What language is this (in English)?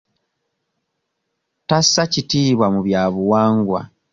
Ganda